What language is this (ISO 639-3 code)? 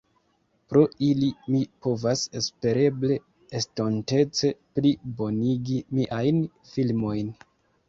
epo